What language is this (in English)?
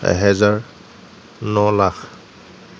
Assamese